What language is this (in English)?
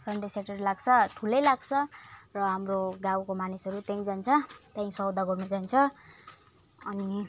Nepali